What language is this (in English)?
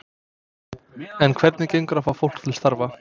Icelandic